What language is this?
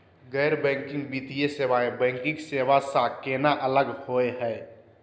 Magahi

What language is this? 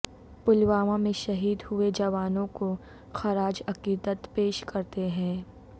Urdu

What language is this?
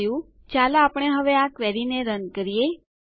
Gujarati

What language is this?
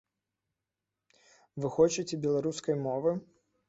Belarusian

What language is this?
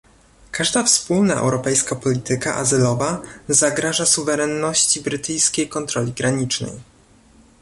Polish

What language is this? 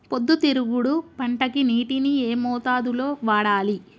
Telugu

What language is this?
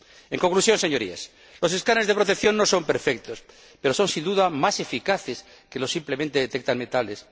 Spanish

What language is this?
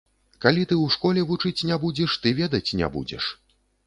Belarusian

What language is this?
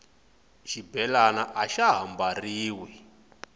Tsonga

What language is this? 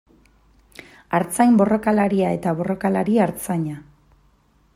Basque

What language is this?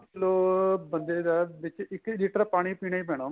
Punjabi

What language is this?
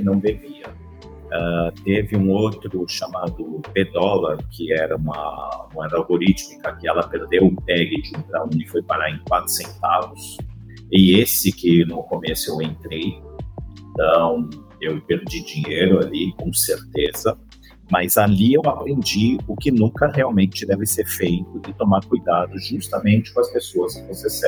Portuguese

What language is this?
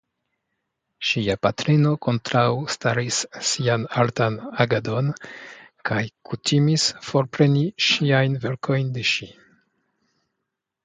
Esperanto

